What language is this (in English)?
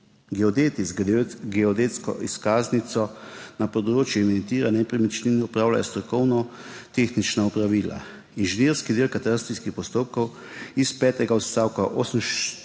Slovenian